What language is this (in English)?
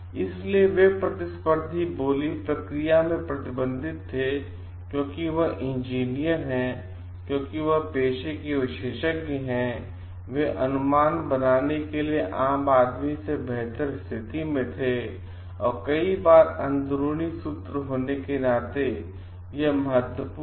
Hindi